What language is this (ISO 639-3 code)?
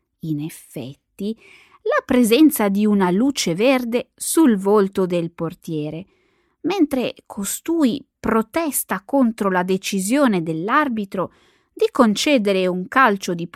ita